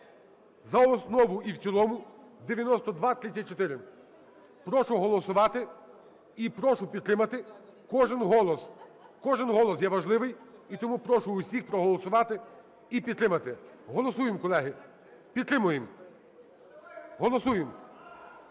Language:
Ukrainian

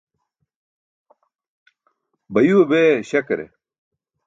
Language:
Burushaski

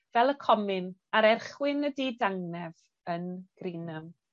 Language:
Welsh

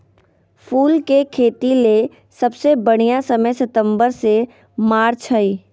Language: Magahi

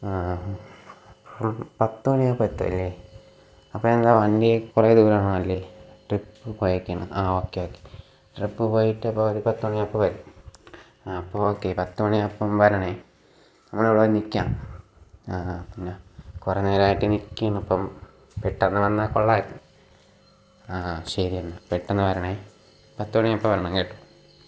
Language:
Malayalam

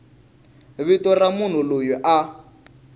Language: Tsonga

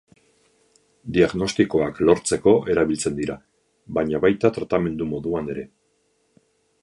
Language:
Basque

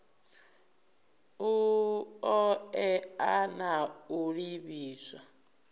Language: Venda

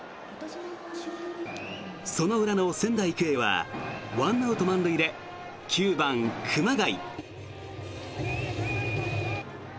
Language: Japanese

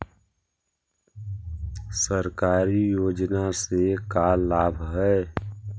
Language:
Magahi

